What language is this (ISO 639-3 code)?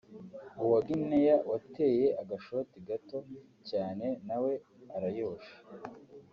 kin